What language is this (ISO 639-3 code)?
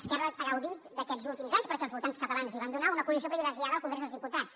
cat